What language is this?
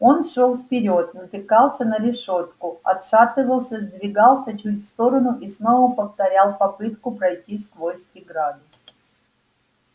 Russian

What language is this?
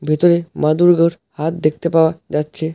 Bangla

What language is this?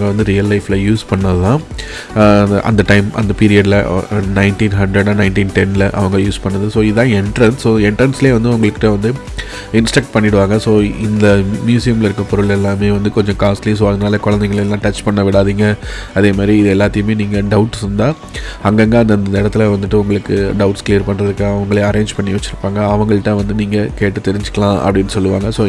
English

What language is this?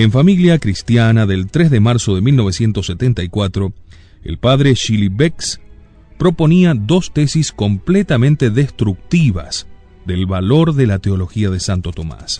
Spanish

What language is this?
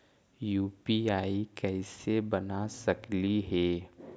Magahi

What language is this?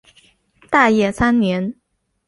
Chinese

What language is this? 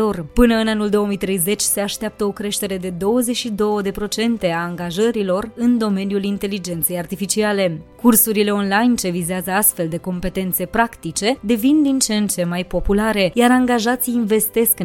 Romanian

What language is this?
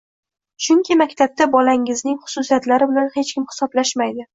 Uzbek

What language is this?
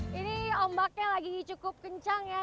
Indonesian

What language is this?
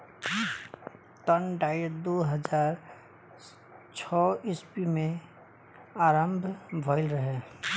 Bhojpuri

